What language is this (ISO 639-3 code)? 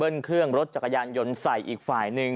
tha